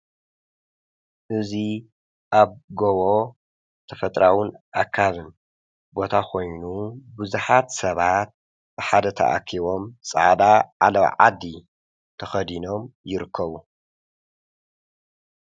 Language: Tigrinya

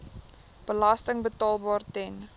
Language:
Afrikaans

